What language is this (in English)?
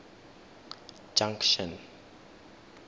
Tswana